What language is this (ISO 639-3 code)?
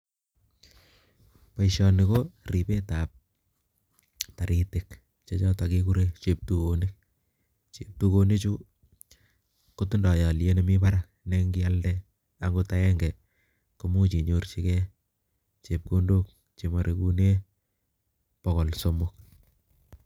kln